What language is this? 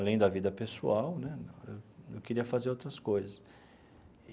Portuguese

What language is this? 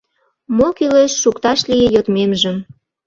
Mari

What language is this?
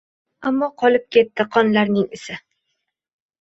Uzbek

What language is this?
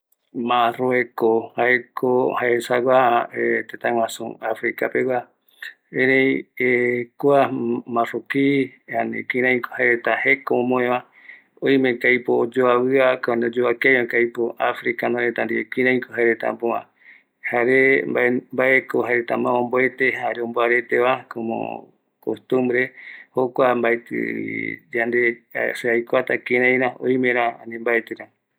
Eastern Bolivian Guaraní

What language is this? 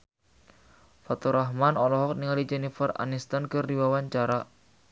Sundanese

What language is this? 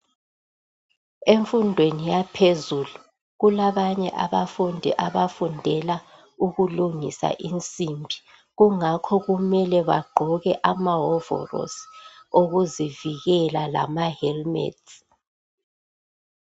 North Ndebele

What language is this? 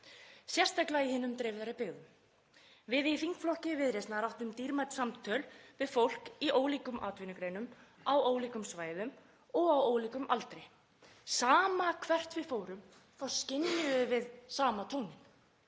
Icelandic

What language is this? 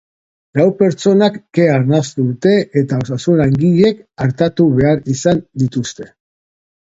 Basque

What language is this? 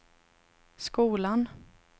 Swedish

